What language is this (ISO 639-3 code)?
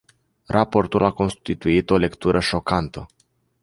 ron